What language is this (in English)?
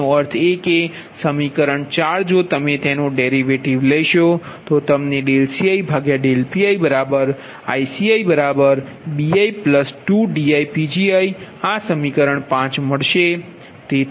Gujarati